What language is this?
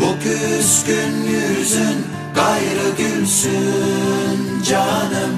Turkish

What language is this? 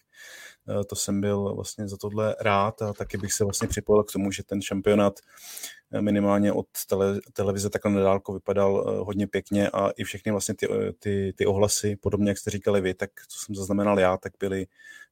Czech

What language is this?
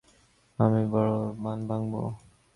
Bangla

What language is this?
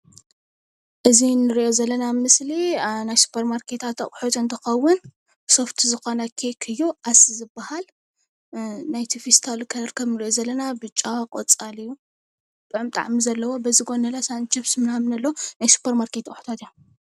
Tigrinya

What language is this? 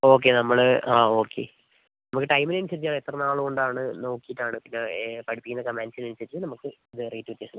Malayalam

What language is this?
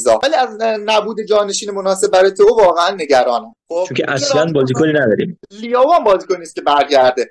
Persian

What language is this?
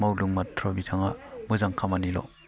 Bodo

